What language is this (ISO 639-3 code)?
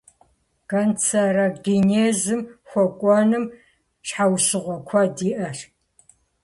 kbd